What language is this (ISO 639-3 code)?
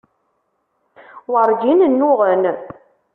kab